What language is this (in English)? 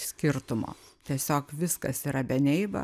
Lithuanian